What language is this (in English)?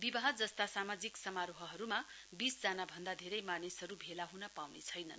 Nepali